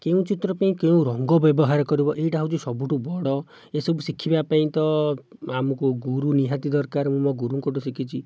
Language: Odia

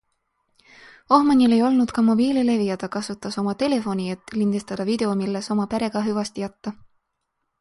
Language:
Estonian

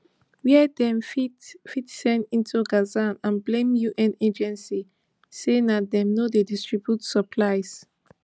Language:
Nigerian Pidgin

